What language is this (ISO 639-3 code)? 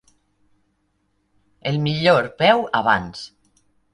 cat